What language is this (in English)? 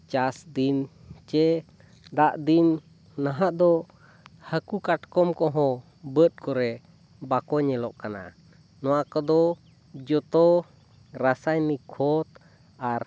Santali